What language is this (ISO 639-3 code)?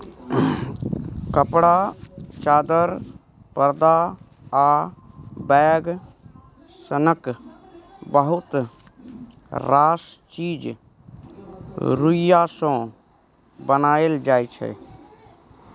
mai